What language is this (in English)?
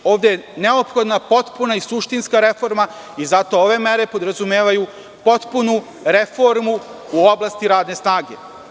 Serbian